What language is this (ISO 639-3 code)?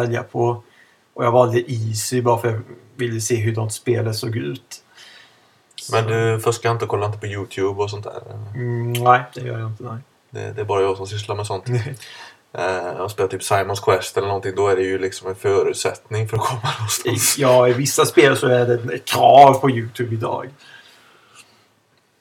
swe